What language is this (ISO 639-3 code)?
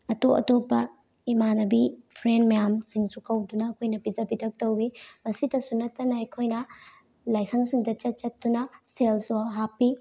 mni